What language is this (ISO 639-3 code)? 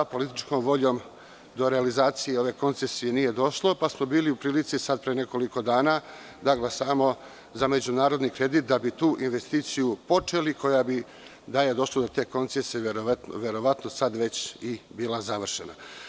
srp